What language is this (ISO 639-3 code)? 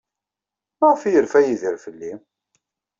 kab